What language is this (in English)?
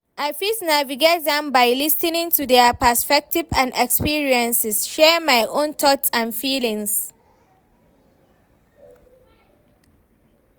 Nigerian Pidgin